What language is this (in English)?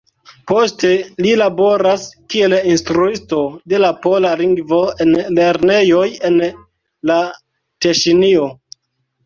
Esperanto